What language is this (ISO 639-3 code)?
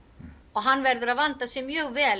isl